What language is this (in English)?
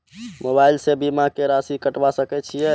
Maithili